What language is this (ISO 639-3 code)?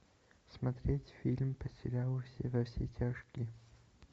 rus